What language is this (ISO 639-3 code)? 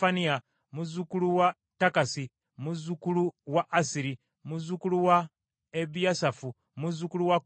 lug